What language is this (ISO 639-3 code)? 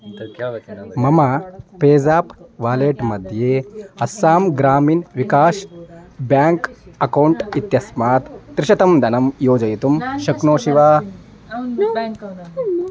san